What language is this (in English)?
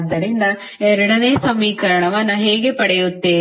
Kannada